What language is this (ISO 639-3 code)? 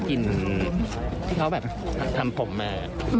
tha